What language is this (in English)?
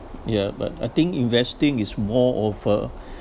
English